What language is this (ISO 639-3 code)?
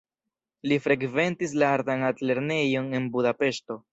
epo